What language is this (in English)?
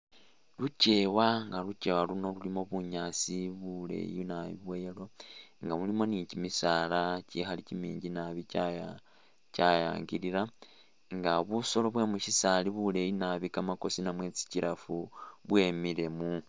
Masaaba